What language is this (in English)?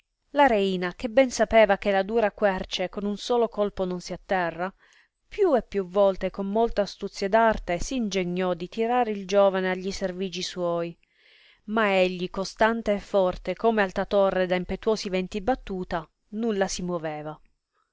Italian